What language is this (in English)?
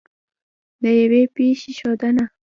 Pashto